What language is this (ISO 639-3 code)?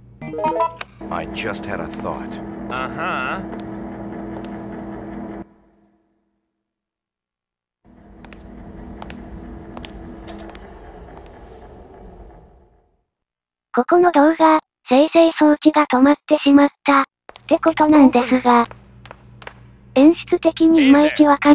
jpn